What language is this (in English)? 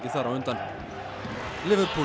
Icelandic